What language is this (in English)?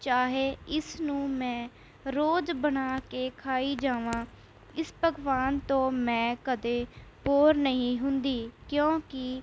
Punjabi